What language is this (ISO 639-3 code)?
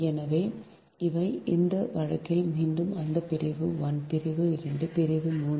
tam